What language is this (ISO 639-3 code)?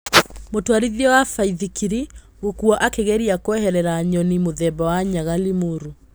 kik